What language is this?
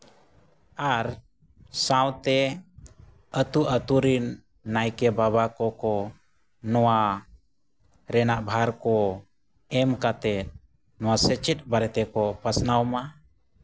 Santali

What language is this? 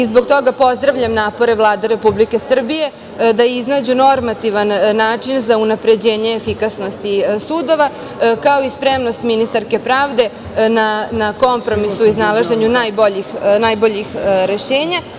Serbian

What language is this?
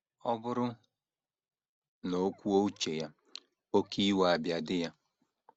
Igbo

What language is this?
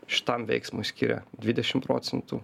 Lithuanian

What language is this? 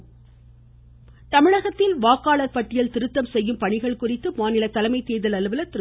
Tamil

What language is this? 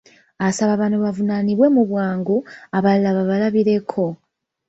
Ganda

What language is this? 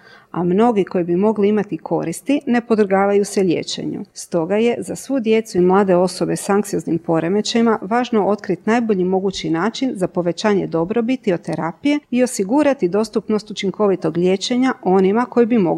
Croatian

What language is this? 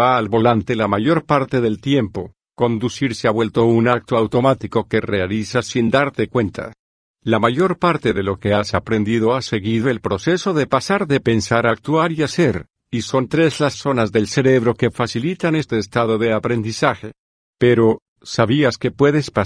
Spanish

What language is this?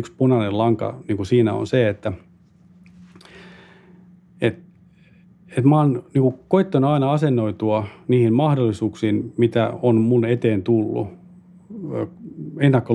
Finnish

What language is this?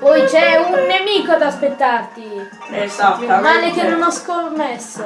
Italian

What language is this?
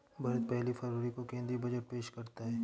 Hindi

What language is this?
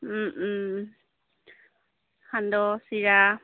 Assamese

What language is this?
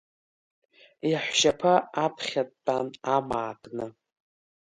Abkhazian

